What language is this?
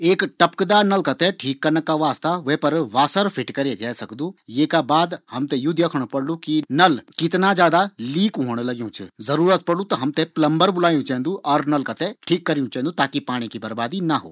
Garhwali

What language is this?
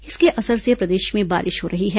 Hindi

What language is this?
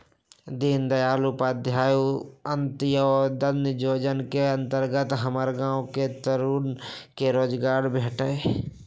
Magahi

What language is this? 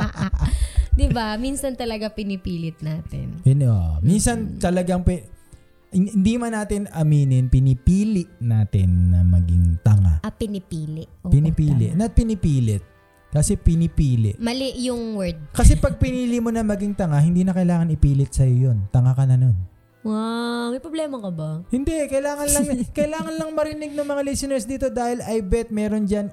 Filipino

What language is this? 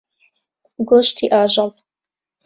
Central Kurdish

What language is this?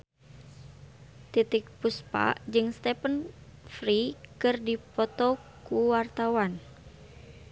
Sundanese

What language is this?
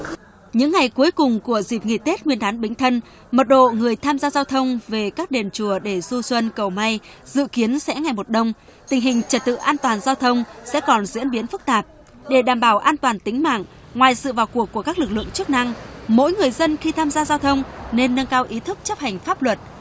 Vietnamese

